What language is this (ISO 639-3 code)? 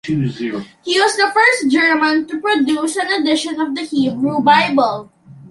eng